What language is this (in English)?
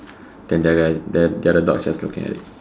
English